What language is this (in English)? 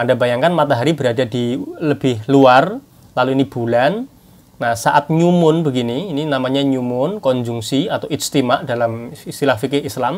Indonesian